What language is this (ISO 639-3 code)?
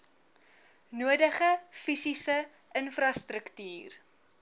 afr